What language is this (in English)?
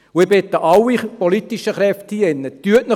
Swiss German